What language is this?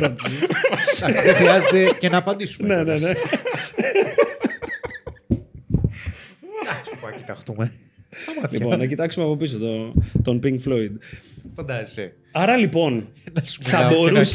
Greek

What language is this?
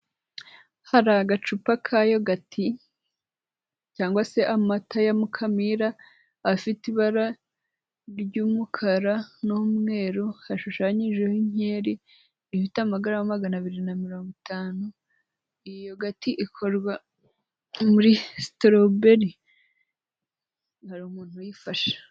Kinyarwanda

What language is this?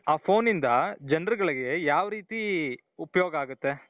Kannada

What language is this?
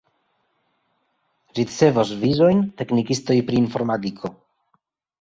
Esperanto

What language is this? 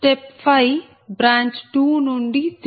Telugu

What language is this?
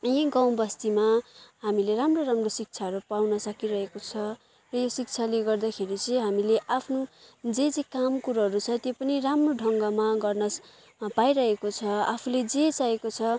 Nepali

